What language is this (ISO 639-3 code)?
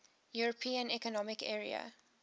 eng